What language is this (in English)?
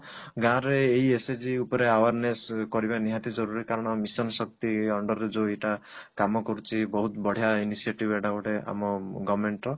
Odia